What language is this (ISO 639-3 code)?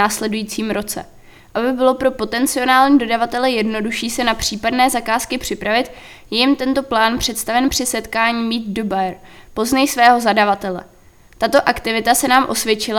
ces